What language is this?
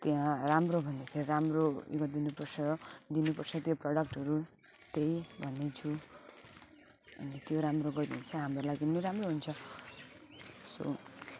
Nepali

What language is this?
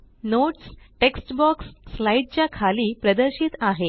Marathi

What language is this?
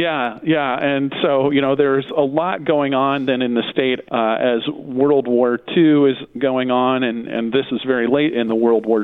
English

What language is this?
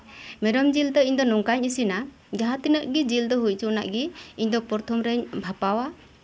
Santali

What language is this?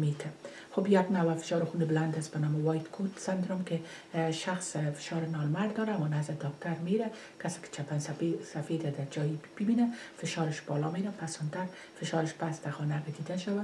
Persian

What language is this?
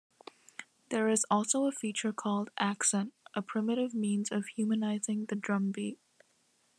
English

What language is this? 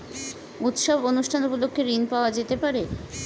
Bangla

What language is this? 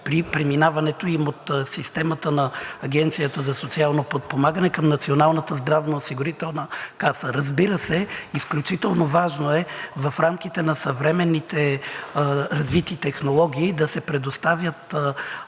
Bulgarian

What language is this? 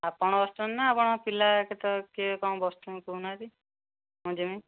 Odia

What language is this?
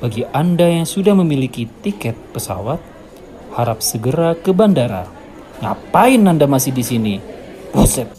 Indonesian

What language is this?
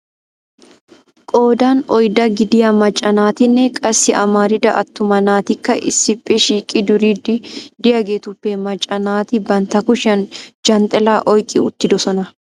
Wolaytta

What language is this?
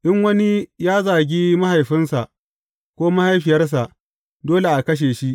Hausa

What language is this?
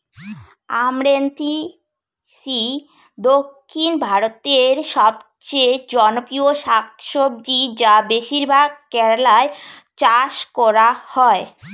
Bangla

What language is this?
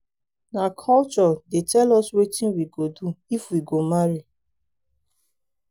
Nigerian Pidgin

